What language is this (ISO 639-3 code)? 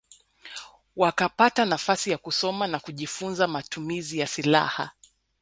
swa